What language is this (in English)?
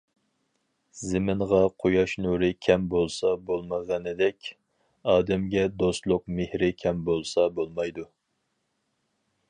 Uyghur